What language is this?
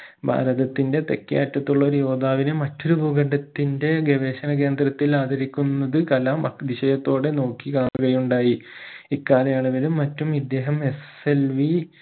Malayalam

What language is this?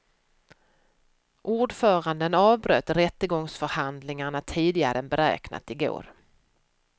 Swedish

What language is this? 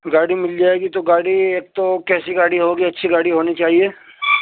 Urdu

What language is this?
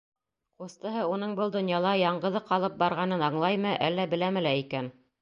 Bashkir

